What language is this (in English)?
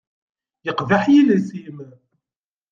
Kabyle